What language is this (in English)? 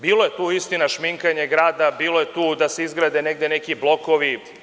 Serbian